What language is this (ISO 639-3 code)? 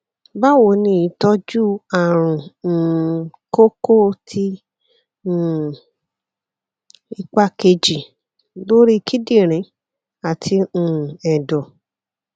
yor